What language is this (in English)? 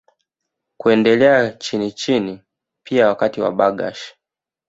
Swahili